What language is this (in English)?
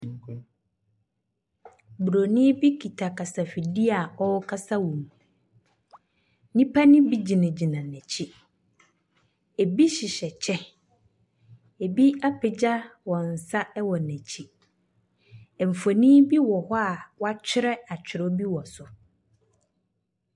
Akan